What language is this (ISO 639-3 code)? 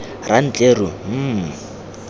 tsn